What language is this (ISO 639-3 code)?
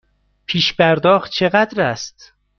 fas